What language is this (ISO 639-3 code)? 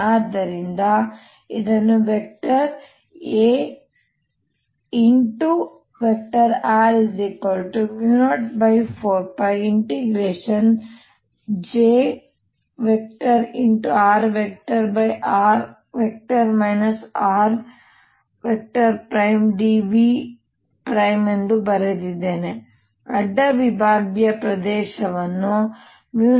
kan